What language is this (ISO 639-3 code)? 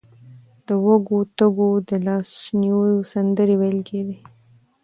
pus